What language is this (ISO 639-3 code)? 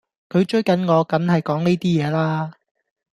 yue